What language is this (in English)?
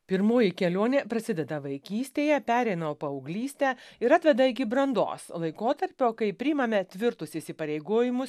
Lithuanian